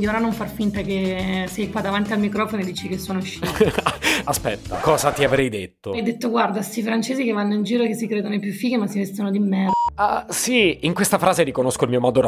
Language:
Italian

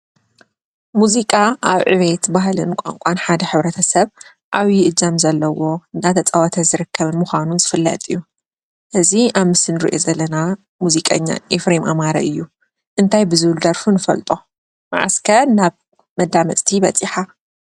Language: Tigrinya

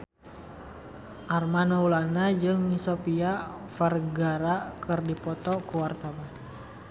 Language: Sundanese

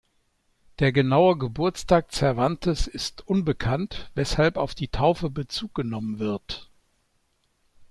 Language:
German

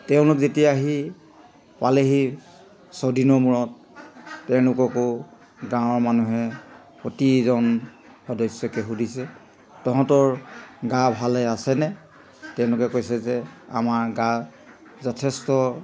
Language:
Assamese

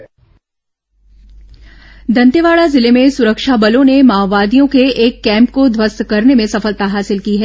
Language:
Hindi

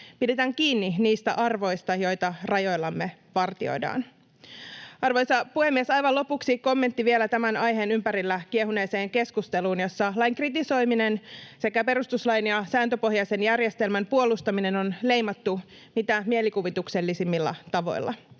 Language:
Finnish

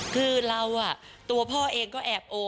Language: Thai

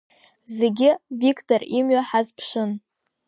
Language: Abkhazian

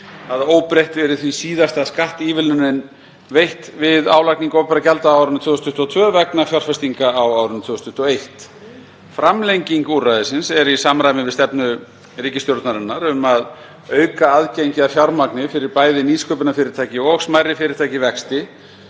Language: Icelandic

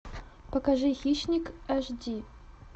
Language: Russian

